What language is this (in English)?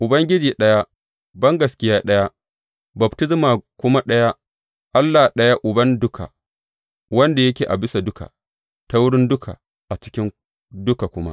Hausa